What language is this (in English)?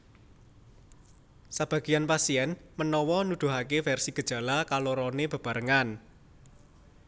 Javanese